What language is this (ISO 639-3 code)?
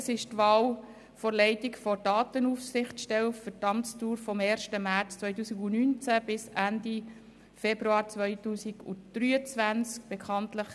gsw